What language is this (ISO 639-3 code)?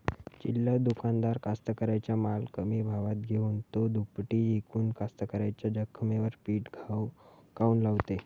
mar